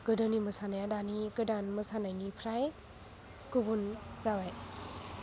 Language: Bodo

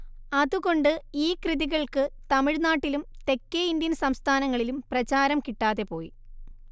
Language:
Malayalam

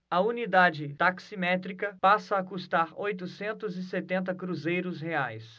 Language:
Portuguese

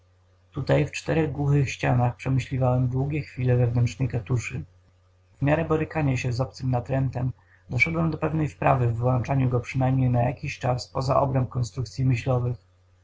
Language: Polish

